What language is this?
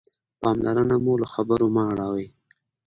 Pashto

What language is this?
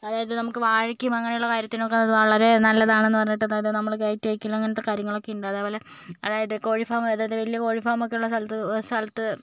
Malayalam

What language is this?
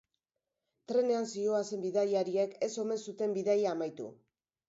Basque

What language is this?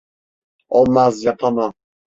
Turkish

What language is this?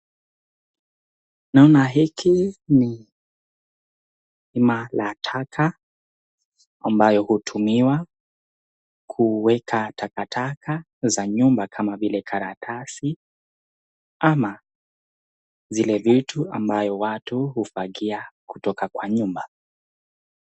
Swahili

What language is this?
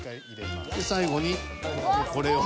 Japanese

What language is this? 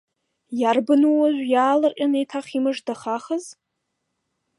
Abkhazian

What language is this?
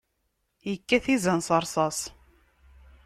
Kabyle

